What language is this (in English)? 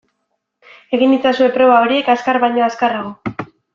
Basque